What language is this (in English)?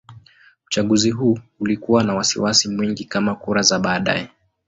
Swahili